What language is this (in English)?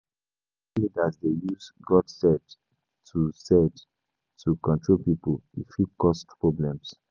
Nigerian Pidgin